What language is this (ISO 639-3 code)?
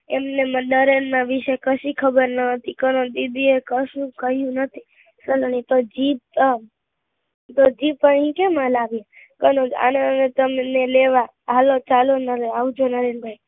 guj